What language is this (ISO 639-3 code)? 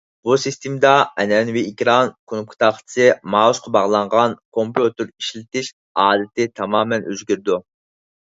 uig